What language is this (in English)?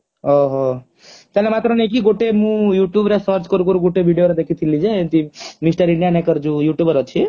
Odia